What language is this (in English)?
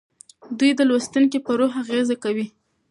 Pashto